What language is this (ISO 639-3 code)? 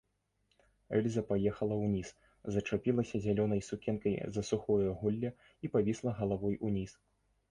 bel